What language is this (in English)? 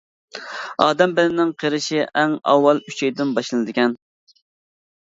Uyghur